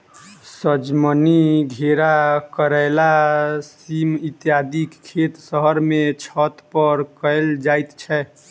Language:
Maithili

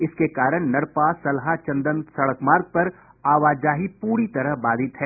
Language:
Hindi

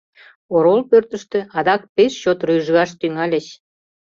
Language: Mari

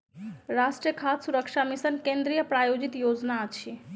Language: Maithili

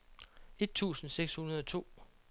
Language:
Danish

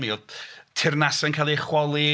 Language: Welsh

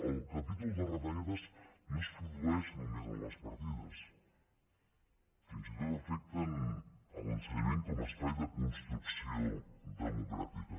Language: Catalan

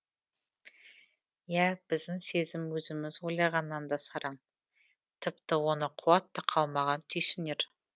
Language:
Kazakh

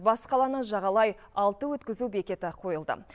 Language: Kazakh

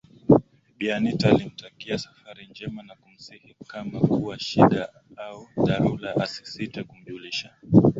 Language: Swahili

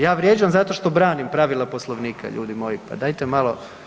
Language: Croatian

